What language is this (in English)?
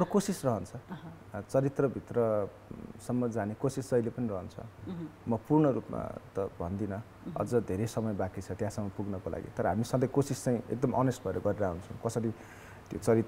Korean